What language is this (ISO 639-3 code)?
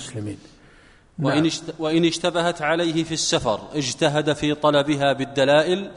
ara